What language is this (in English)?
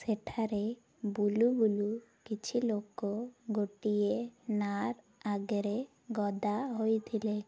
Odia